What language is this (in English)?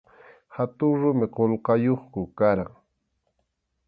Arequipa-La Unión Quechua